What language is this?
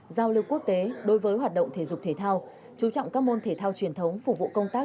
Vietnamese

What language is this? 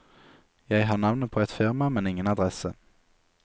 Norwegian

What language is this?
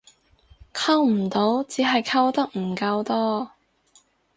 Cantonese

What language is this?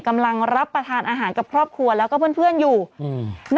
Thai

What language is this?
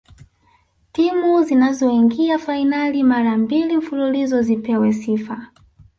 Swahili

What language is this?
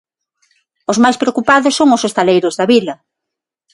Galician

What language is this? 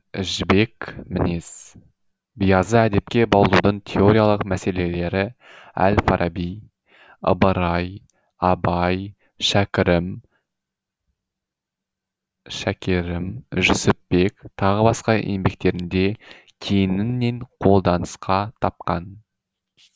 Kazakh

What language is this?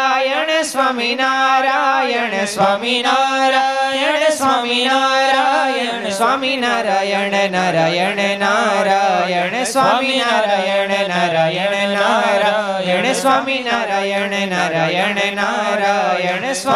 Gujarati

